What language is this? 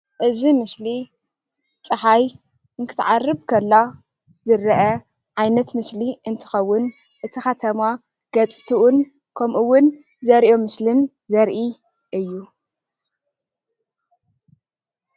Tigrinya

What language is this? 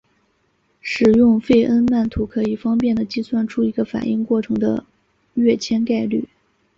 Chinese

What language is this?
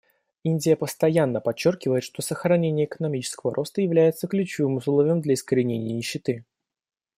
Russian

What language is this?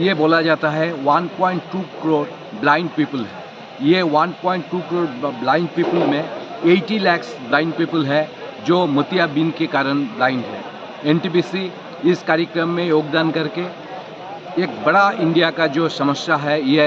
Hindi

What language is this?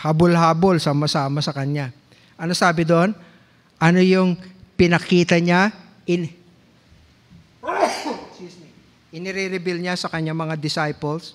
Filipino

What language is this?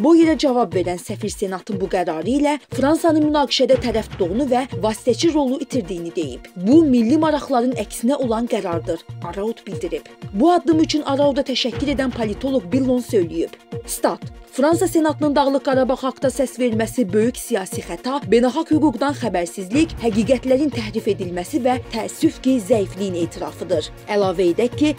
Turkish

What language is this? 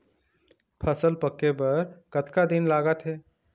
Chhattisgarhi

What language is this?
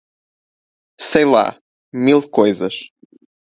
Portuguese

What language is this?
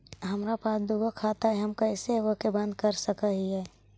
Magahi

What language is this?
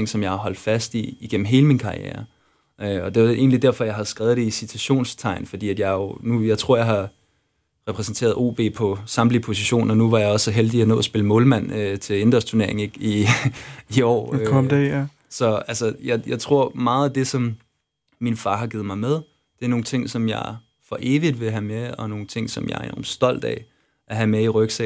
Danish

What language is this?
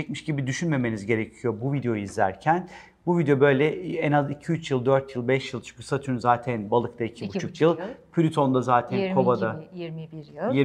Turkish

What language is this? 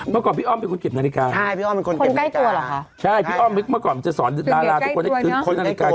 Thai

